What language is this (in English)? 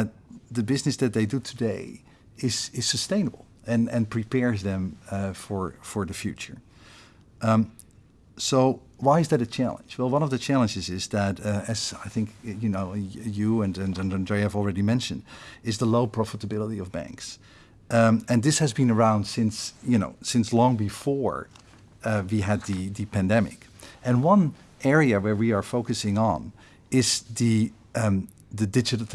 English